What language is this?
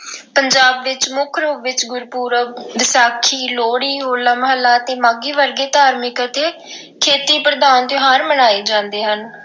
Punjabi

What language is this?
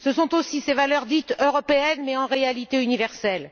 French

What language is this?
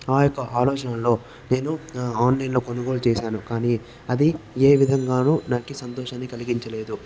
Telugu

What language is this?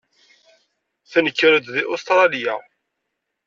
Kabyle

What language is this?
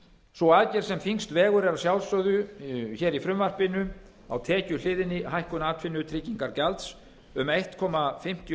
Icelandic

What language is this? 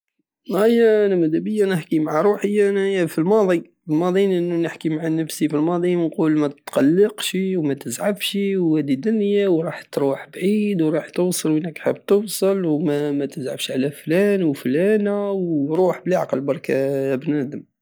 Algerian Saharan Arabic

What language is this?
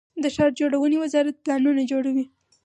Pashto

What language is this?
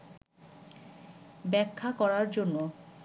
Bangla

